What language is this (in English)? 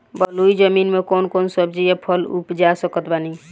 Bhojpuri